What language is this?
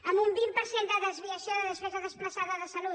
Catalan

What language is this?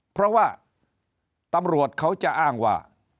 Thai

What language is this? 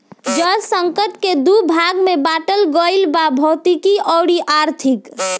Bhojpuri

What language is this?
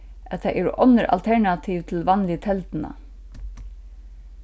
Faroese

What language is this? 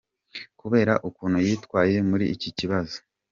Kinyarwanda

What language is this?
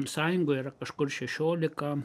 Lithuanian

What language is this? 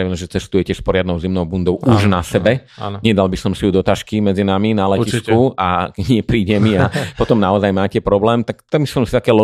Slovak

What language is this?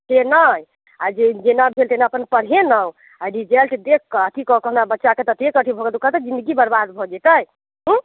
Maithili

